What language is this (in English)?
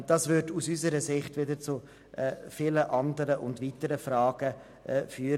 Swiss German